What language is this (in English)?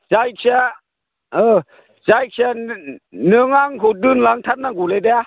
Bodo